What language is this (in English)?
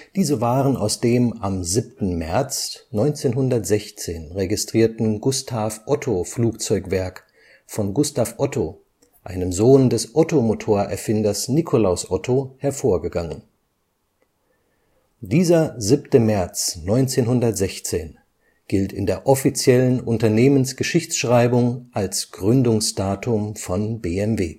German